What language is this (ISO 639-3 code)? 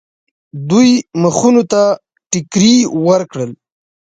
pus